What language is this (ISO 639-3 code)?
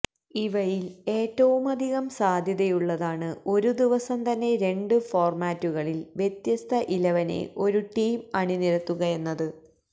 mal